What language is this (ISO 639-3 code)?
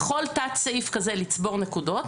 heb